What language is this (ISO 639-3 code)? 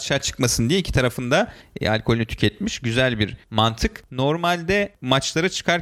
tur